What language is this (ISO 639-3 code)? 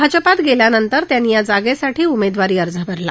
mar